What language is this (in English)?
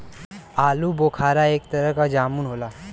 Bhojpuri